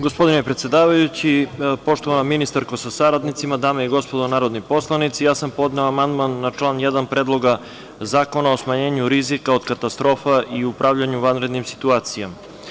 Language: Serbian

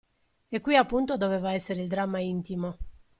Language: Italian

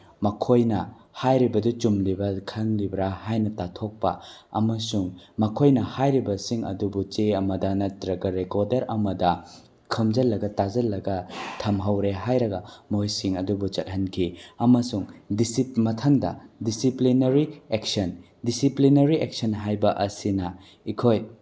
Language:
Manipuri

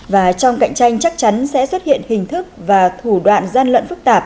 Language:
Vietnamese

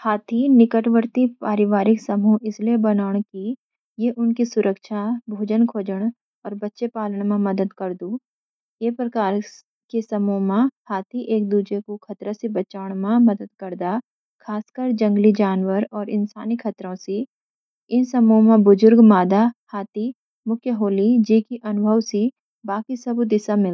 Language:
Garhwali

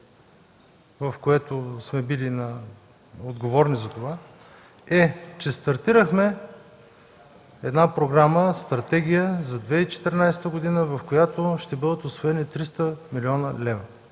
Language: Bulgarian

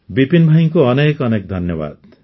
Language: Odia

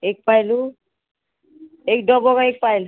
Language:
Konkani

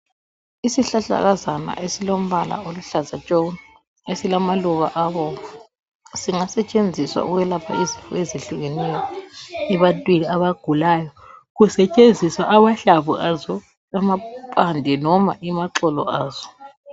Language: North Ndebele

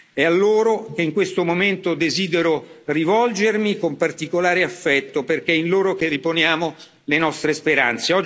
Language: Italian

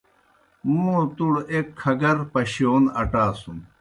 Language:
Kohistani Shina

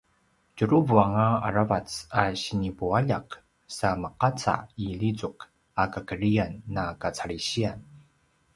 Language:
Paiwan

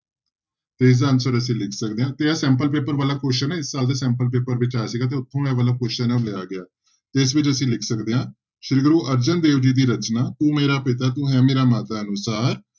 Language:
Punjabi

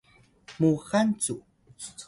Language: Atayal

